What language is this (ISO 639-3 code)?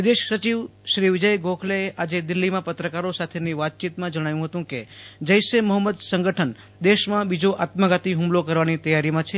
guj